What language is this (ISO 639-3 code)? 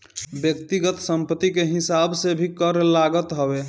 bho